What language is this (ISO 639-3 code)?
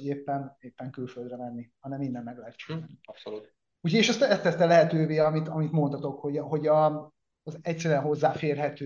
hun